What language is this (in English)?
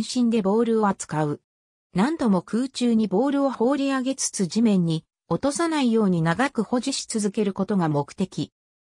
Japanese